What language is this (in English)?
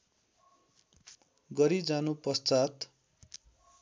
Nepali